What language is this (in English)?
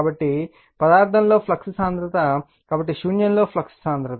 Telugu